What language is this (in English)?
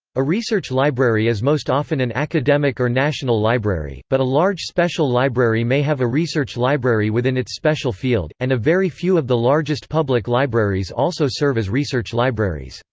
English